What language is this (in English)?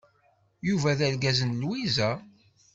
Kabyle